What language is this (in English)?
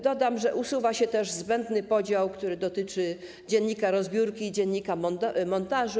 Polish